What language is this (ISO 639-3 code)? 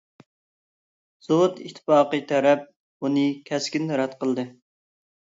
uig